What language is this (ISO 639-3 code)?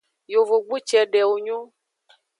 ajg